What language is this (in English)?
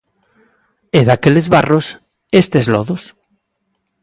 Galician